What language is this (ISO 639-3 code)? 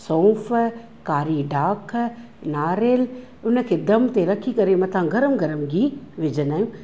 snd